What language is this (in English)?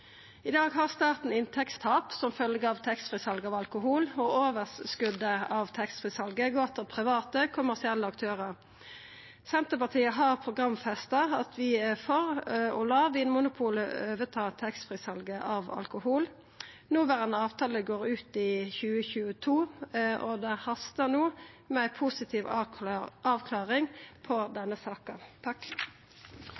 Norwegian Nynorsk